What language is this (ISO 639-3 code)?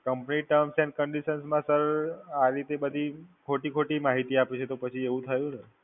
guj